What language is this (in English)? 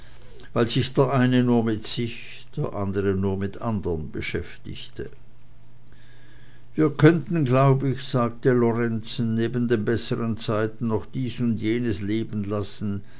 German